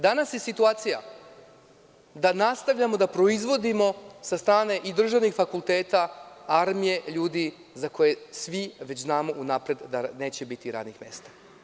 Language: Serbian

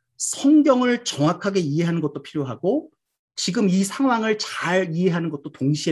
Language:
Korean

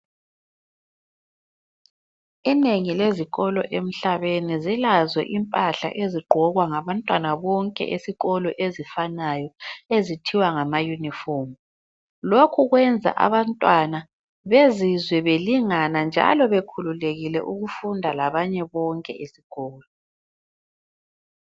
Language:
North Ndebele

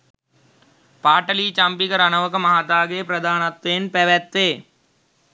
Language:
Sinhala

